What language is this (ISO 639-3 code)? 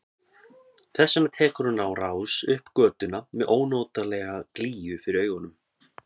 isl